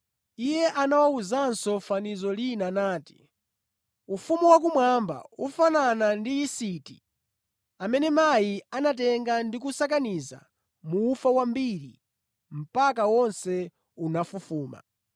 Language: Nyanja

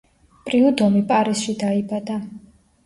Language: Georgian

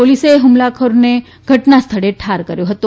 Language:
Gujarati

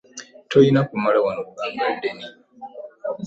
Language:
Ganda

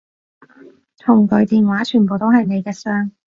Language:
Cantonese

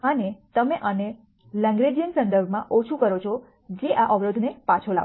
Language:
Gujarati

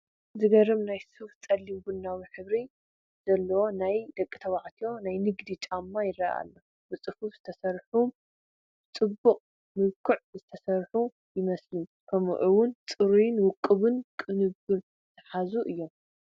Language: Tigrinya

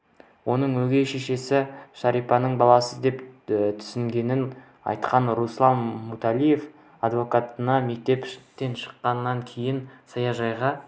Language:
Kazakh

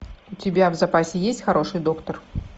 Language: Russian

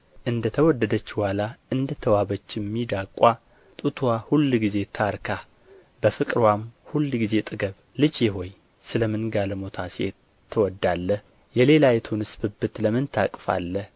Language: Amharic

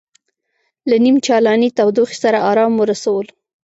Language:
Pashto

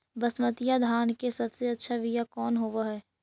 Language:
Magahi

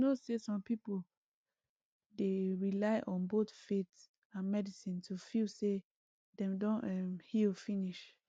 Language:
Nigerian Pidgin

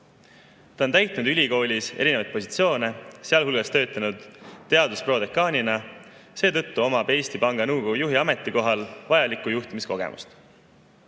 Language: Estonian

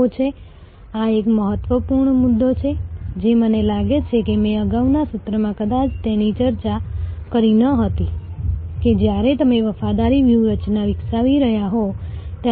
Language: Gujarati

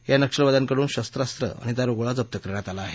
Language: Marathi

